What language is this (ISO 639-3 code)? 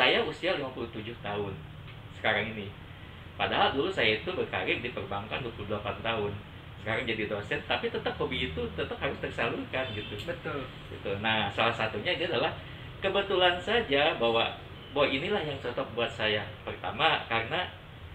ind